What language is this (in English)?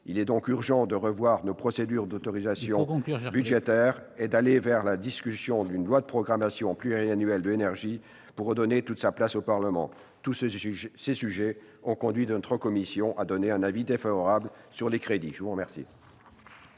French